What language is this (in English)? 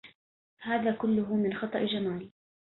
Arabic